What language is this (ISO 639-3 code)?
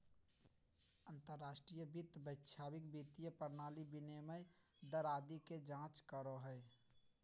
mag